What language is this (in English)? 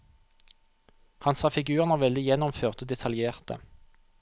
Norwegian